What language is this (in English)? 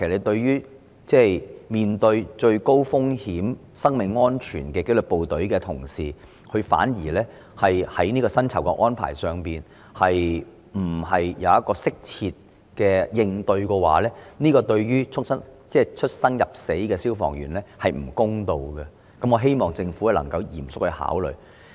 Cantonese